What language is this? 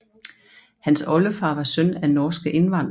Danish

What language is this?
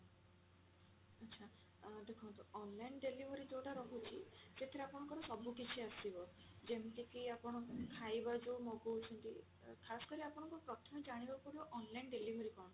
Odia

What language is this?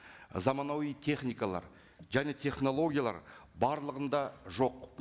Kazakh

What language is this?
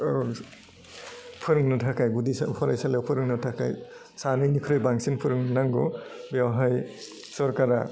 Bodo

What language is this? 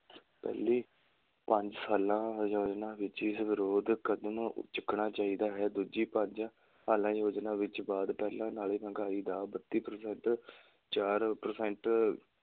Punjabi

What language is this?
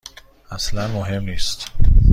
Persian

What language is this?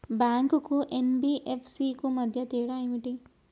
Telugu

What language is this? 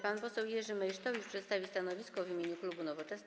Polish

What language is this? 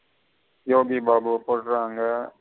Tamil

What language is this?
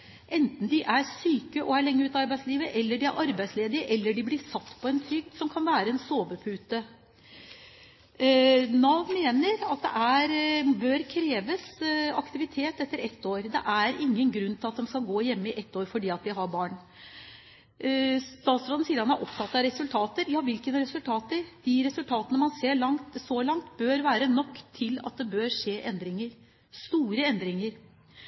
Norwegian Bokmål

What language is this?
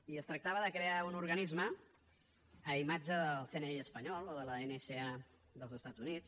Catalan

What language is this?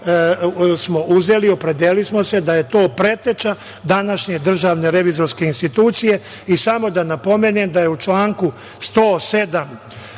Serbian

